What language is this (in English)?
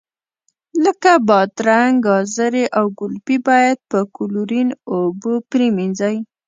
Pashto